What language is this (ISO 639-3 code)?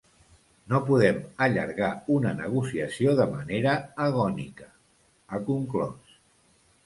cat